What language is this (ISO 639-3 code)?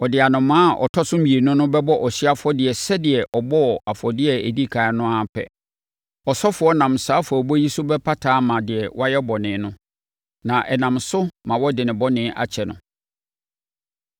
aka